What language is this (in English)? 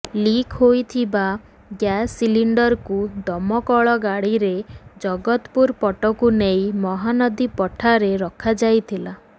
Odia